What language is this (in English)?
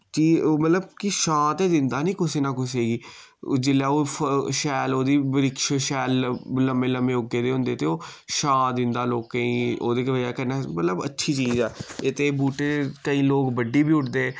Dogri